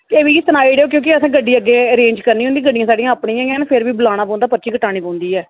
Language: Dogri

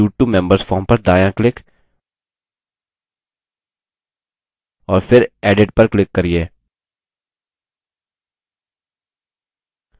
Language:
Hindi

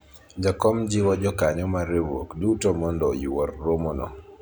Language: Luo (Kenya and Tanzania)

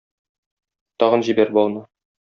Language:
Tatar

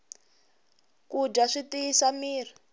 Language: Tsonga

